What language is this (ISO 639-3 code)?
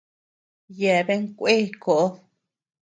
cux